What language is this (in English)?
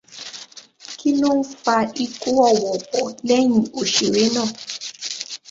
Yoruba